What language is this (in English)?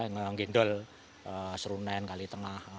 Indonesian